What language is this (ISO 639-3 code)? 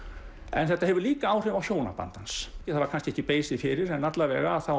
isl